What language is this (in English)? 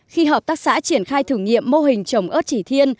Vietnamese